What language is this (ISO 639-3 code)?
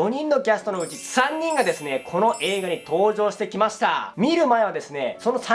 jpn